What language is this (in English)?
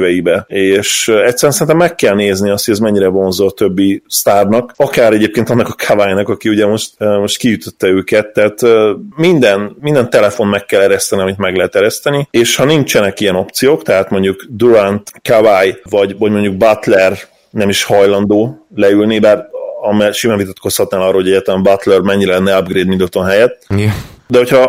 Hungarian